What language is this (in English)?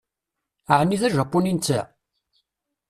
Kabyle